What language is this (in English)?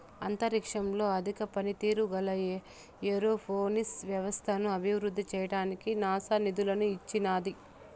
Telugu